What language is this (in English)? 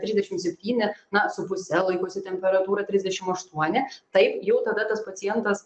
Lithuanian